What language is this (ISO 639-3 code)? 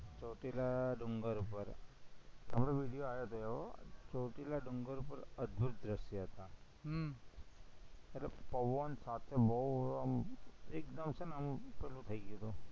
guj